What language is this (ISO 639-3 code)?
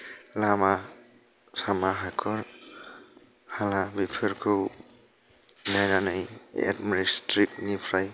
brx